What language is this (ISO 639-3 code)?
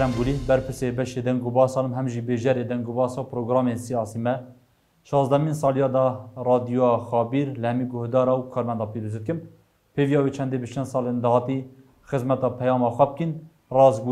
tur